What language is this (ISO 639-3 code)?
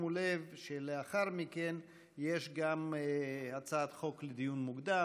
heb